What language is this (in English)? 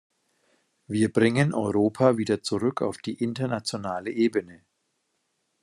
German